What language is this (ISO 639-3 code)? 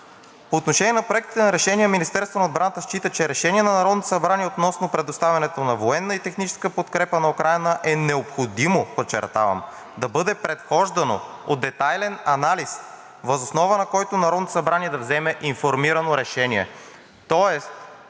bul